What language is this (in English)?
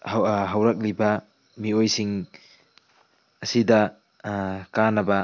Manipuri